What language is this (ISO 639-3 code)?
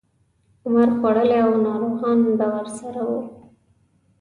pus